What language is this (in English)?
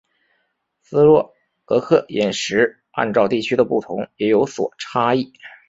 Chinese